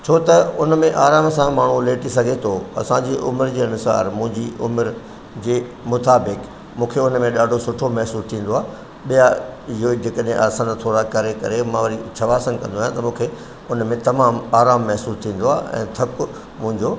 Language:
Sindhi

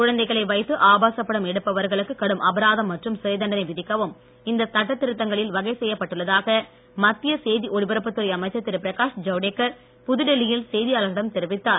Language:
Tamil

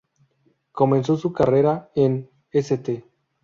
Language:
Spanish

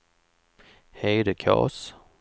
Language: Swedish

